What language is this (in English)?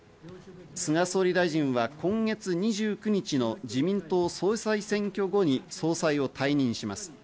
Japanese